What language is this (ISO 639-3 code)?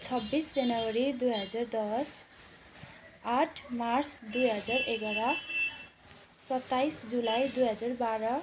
nep